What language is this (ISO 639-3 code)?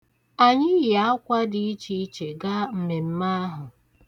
ibo